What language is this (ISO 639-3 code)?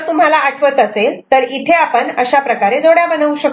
mar